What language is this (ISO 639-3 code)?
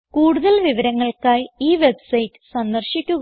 mal